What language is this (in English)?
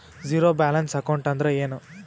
Kannada